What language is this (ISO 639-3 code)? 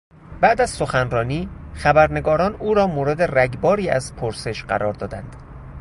fas